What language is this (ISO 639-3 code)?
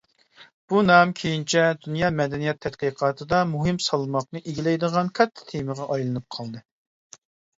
uig